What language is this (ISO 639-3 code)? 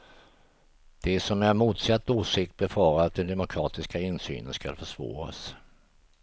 swe